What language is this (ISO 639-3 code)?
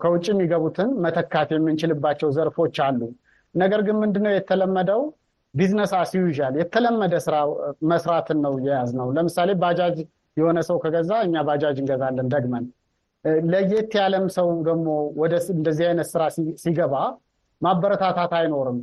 amh